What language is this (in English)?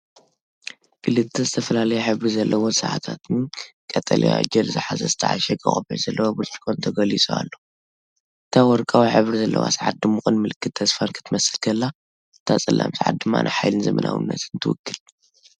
Tigrinya